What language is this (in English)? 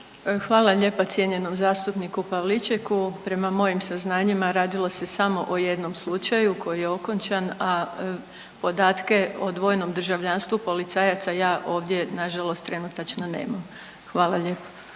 Croatian